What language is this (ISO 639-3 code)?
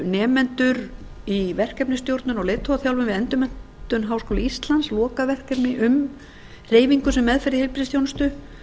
isl